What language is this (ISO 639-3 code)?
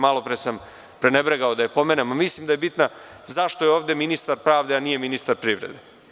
srp